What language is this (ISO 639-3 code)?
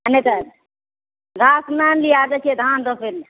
mai